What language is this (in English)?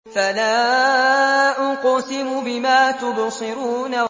Arabic